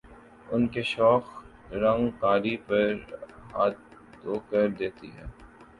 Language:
Urdu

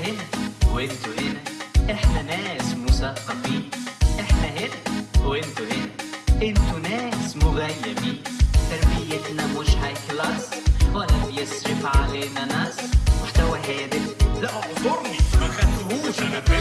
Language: Arabic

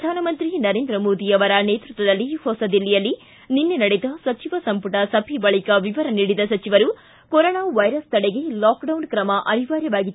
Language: Kannada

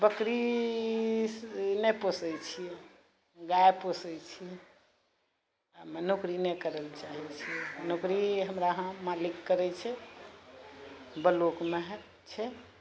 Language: Maithili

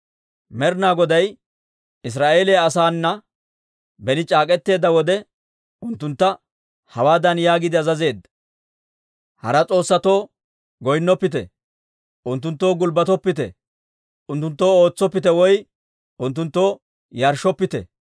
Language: Dawro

